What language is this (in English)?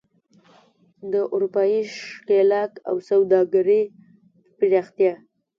Pashto